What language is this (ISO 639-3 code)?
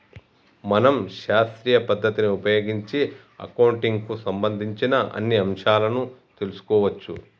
tel